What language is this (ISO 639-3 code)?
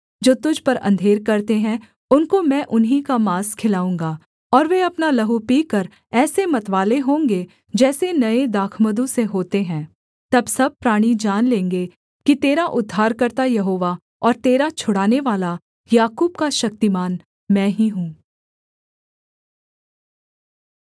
hin